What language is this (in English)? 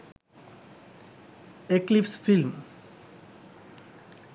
Sinhala